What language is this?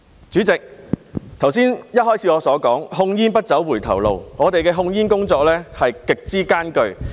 Cantonese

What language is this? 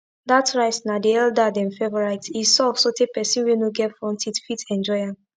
Nigerian Pidgin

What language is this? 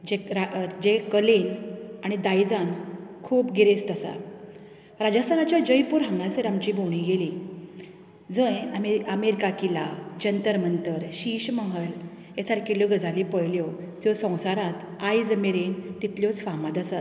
Konkani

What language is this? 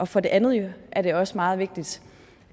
Danish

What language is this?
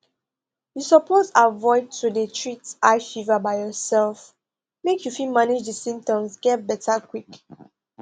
Nigerian Pidgin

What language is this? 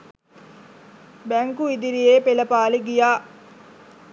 Sinhala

